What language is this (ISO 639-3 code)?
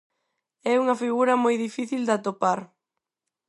glg